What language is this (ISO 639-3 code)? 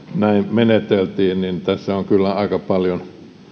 fin